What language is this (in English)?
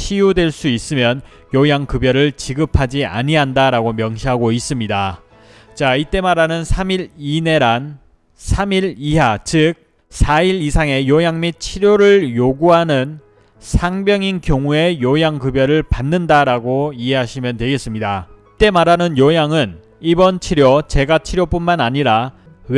Korean